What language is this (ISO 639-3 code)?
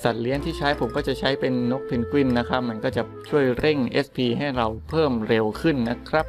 tha